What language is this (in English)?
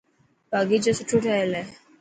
Dhatki